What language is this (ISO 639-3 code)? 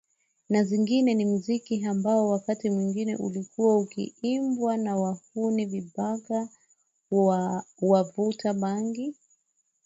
swa